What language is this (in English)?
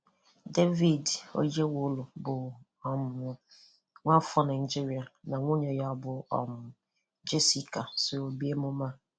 Igbo